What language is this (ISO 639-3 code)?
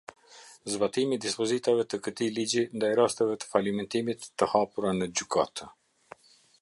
sqi